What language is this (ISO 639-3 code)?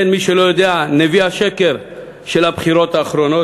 heb